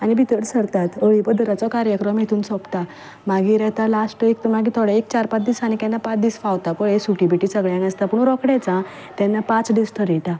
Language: Konkani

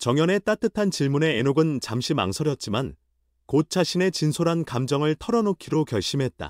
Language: Korean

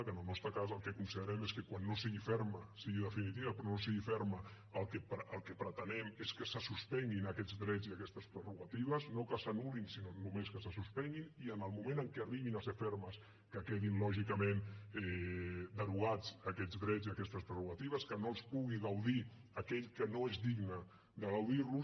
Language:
Catalan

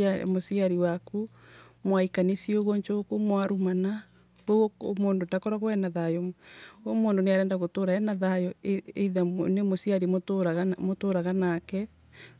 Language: Embu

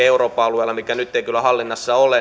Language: Finnish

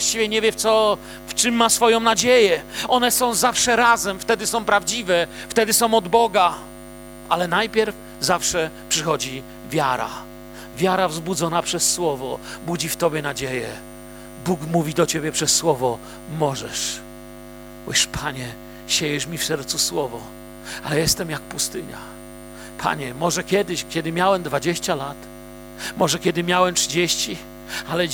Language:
Polish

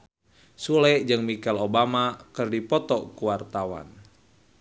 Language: Sundanese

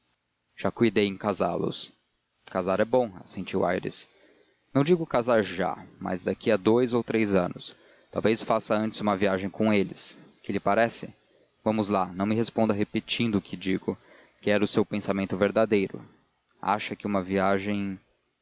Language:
Portuguese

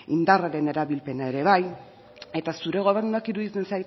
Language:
Basque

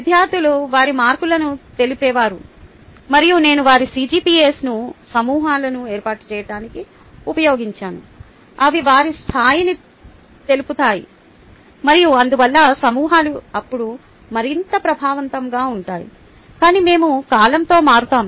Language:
Telugu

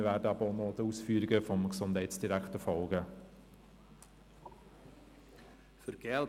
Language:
Swiss German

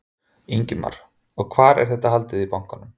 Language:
Icelandic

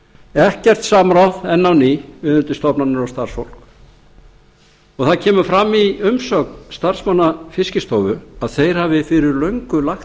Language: Icelandic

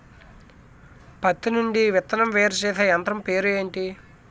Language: Telugu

